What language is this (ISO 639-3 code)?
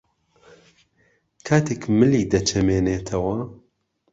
ckb